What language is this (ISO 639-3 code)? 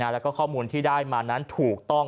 tha